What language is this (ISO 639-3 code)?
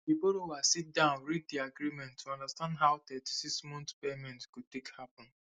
pcm